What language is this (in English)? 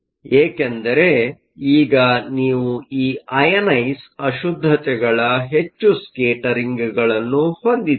Kannada